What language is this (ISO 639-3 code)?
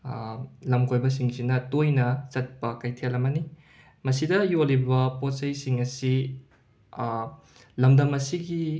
mni